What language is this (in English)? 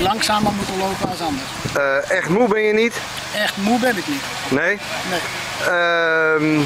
Dutch